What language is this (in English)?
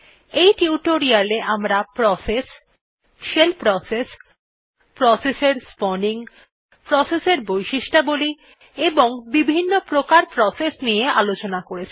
Bangla